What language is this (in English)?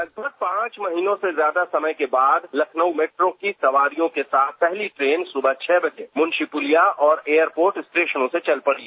Hindi